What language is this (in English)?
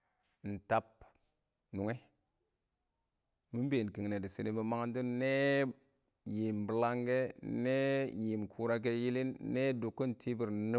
Awak